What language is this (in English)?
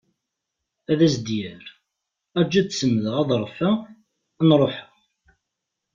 Kabyle